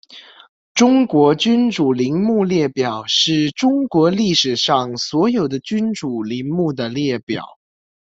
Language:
Chinese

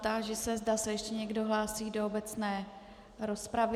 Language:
Czech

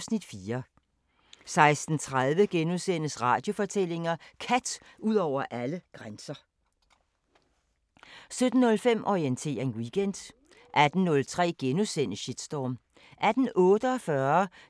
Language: Danish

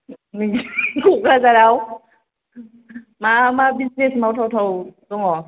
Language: Bodo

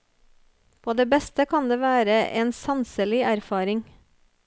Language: Norwegian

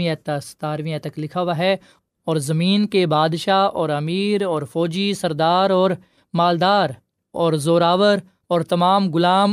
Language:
Urdu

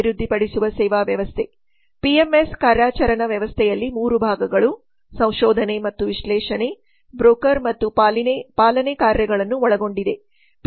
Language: Kannada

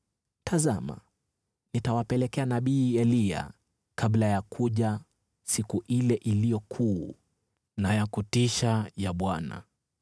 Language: Swahili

